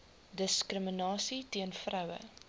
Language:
Afrikaans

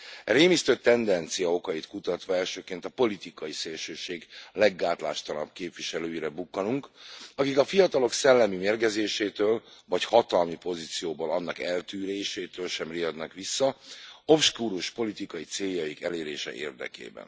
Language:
Hungarian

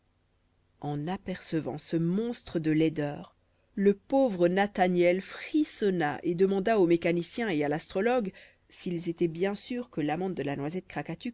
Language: French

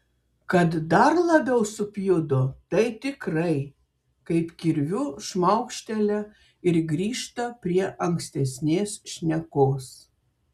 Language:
Lithuanian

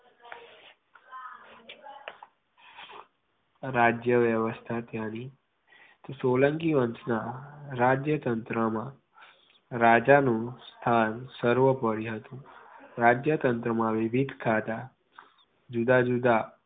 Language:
Gujarati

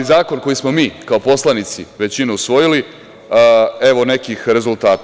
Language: Serbian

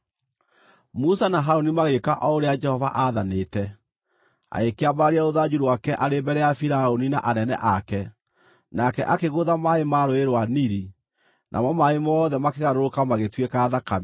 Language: Kikuyu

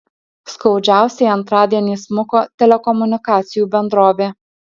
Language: Lithuanian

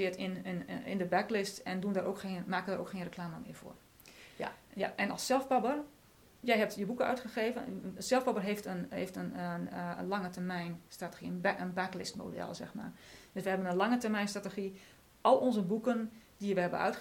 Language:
Dutch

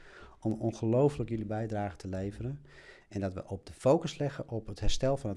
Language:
Dutch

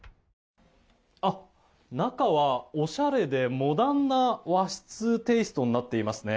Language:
Japanese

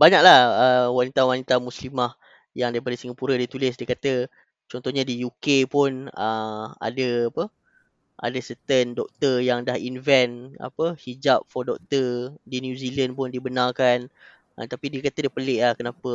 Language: Malay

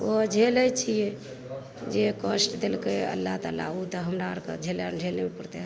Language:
Maithili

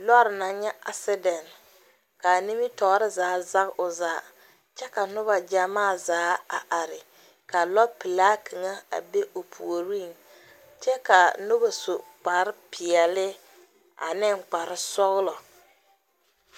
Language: Southern Dagaare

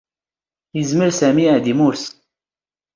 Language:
Standard Moroccan Tamazight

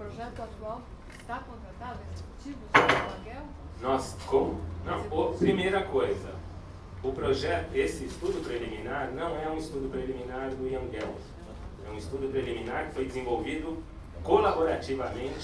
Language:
Portuguese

